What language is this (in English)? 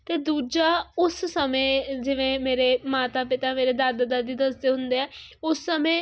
Punjabi